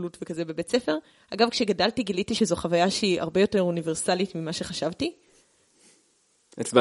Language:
Hebrew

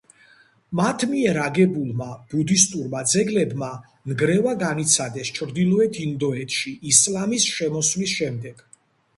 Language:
Georgian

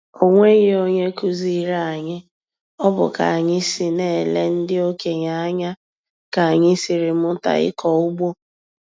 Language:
Igbo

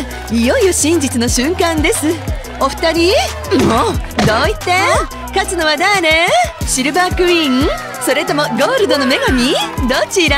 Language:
Japanese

